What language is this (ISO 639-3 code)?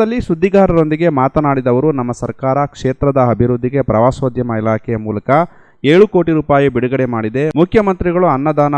kan